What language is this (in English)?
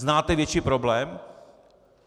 Czech